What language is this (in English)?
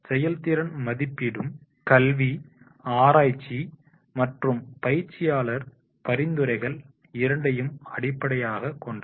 Tamil